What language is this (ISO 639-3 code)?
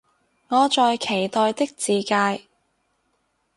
yue